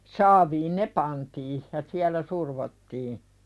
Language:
Finnish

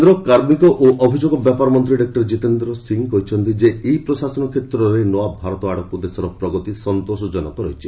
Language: Odia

